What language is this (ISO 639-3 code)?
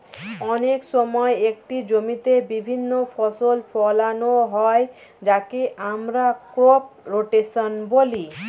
ben